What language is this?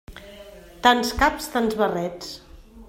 Catalan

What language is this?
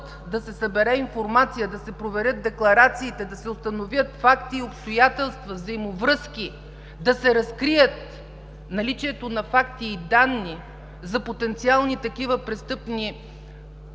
Bulgarian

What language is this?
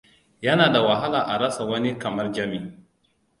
Hausa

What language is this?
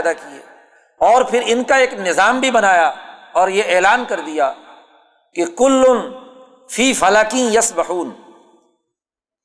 Urdu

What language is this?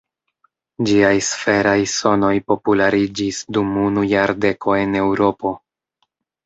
Esperanto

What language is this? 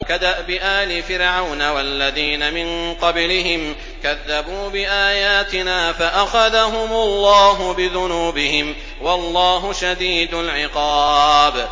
Arabic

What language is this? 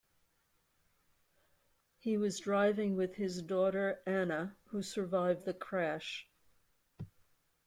English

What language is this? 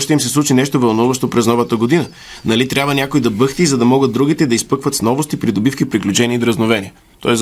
Bulgarian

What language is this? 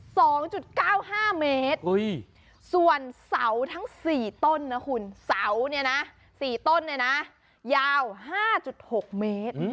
Thai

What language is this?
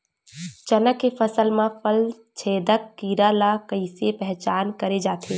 Chhattisgarhi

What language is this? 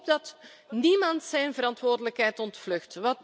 Dutch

